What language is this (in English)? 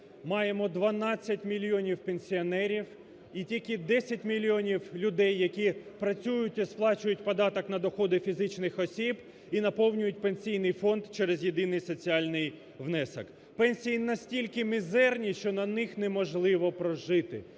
Ukrainian